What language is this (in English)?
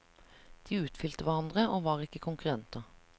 Norwegian